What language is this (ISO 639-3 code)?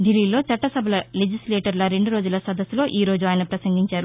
tel